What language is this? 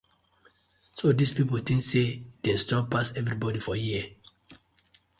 Nigerian Pidgin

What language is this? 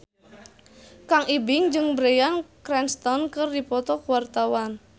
Sundanese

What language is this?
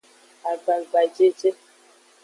Aja (Benin)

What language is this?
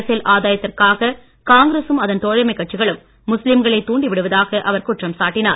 Tamil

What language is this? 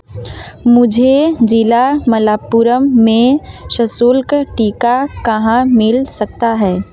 Hindi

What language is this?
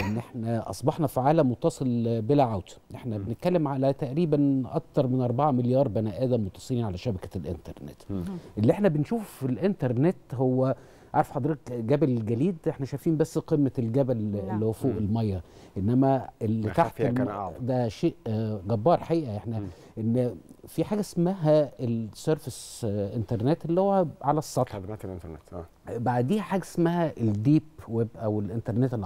Arabic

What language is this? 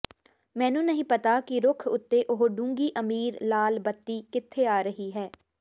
Punjabi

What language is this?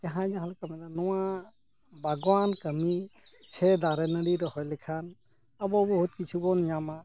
Santali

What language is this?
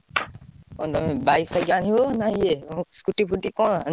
Odia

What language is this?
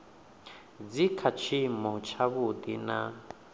Venda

